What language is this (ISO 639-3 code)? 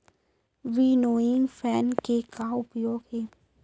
hne